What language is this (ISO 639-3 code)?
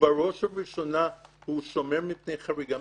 heb